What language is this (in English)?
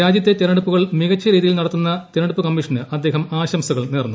Malayalam